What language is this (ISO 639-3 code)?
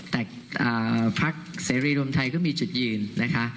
tha